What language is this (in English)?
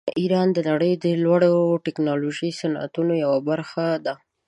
Pashto